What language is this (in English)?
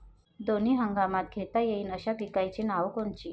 Marathi